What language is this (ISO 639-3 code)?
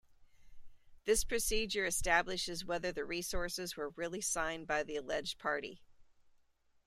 eng